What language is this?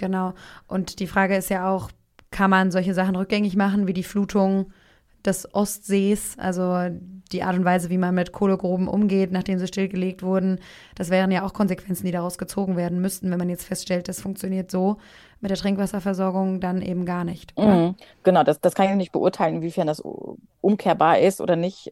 German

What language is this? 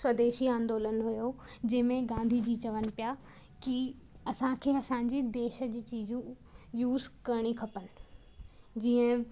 Sindhi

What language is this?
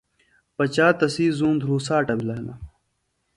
Phalura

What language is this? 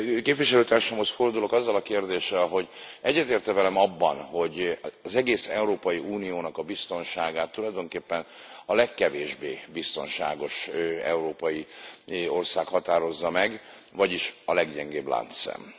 Hungarian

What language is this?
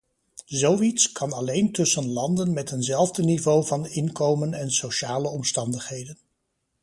Dutch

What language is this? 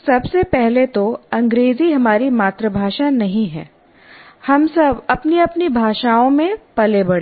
Hindi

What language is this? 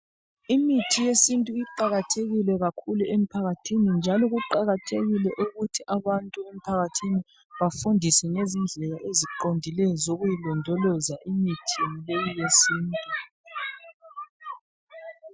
North Ndebele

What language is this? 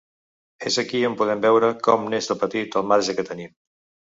Catalan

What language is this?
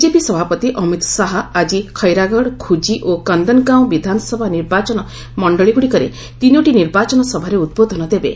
Odia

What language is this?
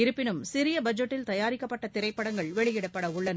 Tamil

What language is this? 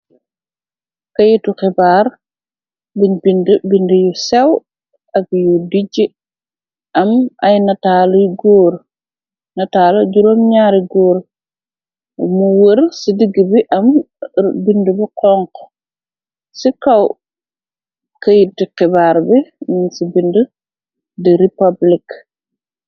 Wolof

